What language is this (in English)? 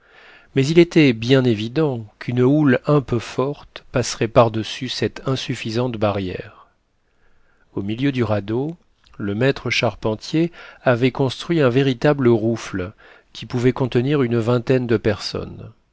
French